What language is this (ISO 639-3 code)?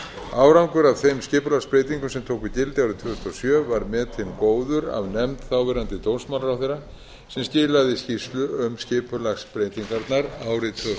isl